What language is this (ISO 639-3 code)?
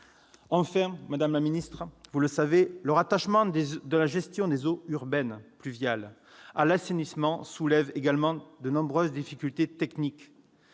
fra